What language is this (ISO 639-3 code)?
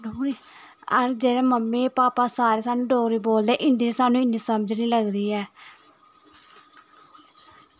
doi